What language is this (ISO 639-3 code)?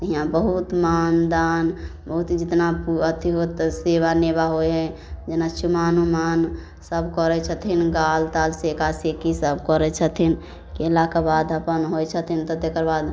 mai